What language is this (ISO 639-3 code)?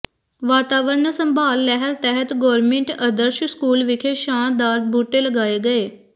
pan